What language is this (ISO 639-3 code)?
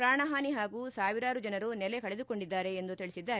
kan